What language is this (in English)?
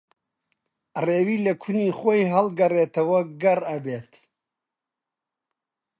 Central Kurdish